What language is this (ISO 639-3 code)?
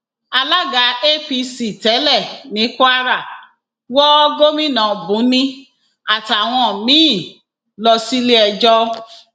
yor